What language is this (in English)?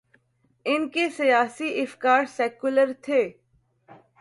Urdu